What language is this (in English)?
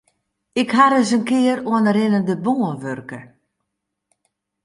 Western Frisian